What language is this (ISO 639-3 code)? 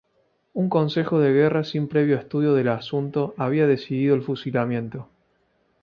spa